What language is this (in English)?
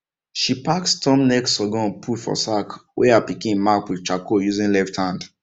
Nigerian Pidgin